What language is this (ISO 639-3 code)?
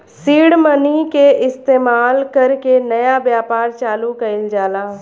bho